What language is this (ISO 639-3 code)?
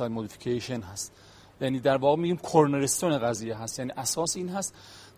fas